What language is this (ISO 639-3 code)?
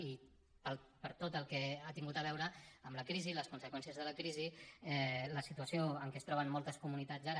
cat